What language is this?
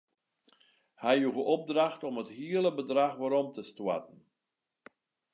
Western Frisian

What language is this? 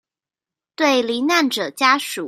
Chinese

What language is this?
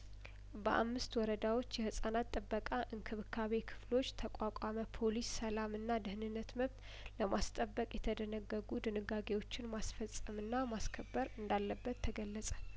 Amharic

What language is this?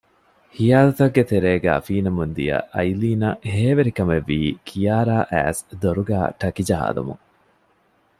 Divehi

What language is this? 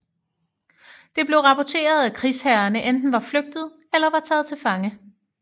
Danish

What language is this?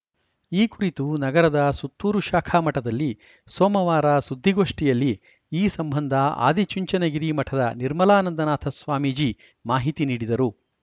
Kannada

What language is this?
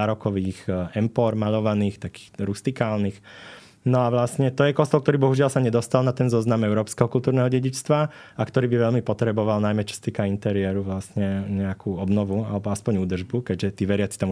Slovak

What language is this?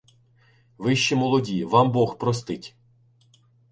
Ukrainian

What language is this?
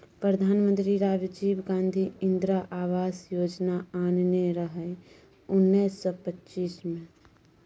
Maithili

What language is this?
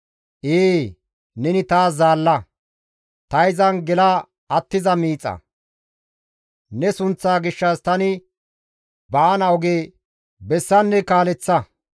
Gamo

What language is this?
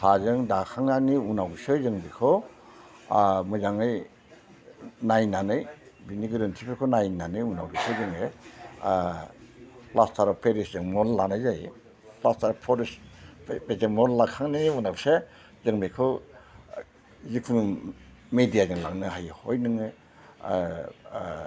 Bodo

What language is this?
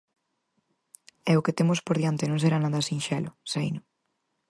Galician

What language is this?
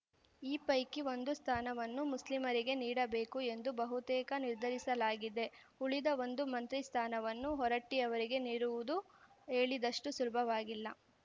Kannada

